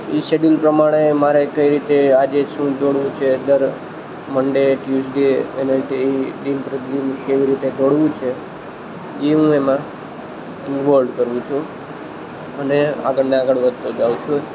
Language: Gujarati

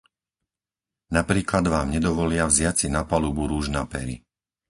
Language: Slovak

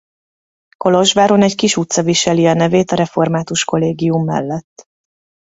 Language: Hungarian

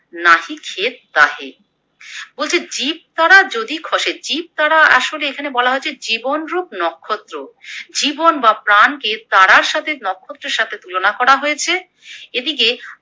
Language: Bangla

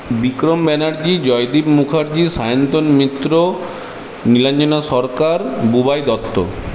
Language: Bangla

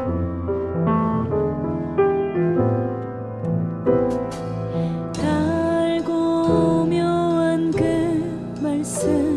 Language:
Korean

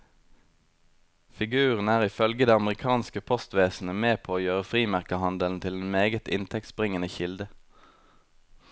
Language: Norwegian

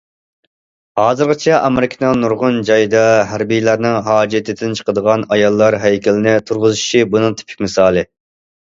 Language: Uyghur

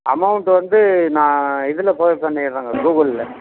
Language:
Tamil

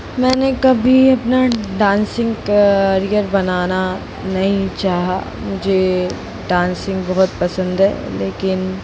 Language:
Hindi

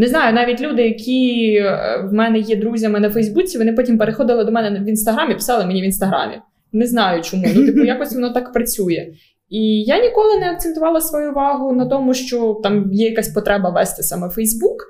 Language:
Ukrainian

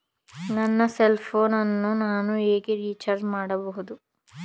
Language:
Kannada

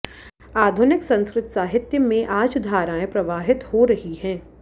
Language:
Sanskrit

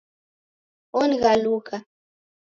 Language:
Taita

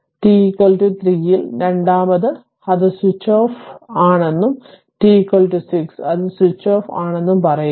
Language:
Malayalam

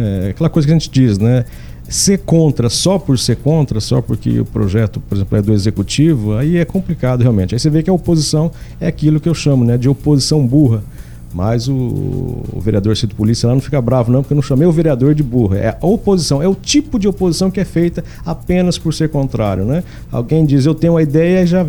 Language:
Portuguese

